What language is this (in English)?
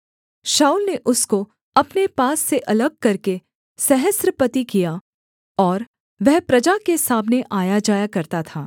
Hindi